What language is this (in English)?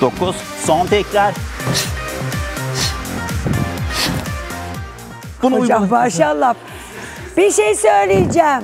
Turkish